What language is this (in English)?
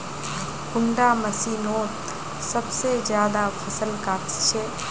Magahi